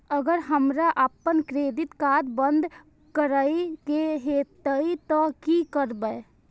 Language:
Maithili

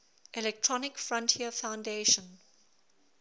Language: English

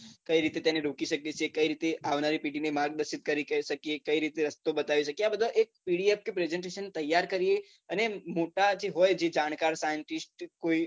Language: Gujarati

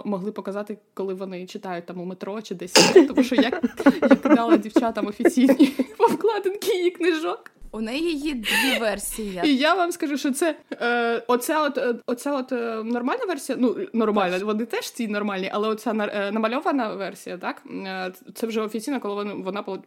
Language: Ukrainian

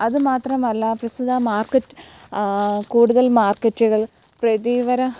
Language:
Malayalam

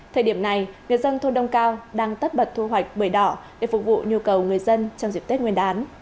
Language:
Vietnamese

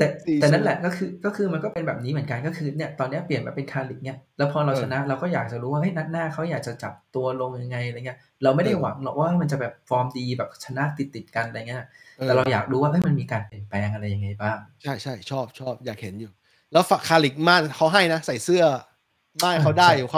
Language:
Thai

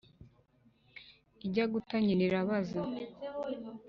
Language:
Kinyarwanda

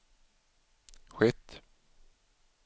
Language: Swedish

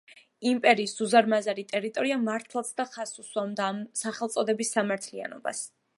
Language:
Georgian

